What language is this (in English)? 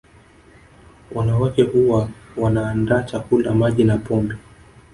Swahili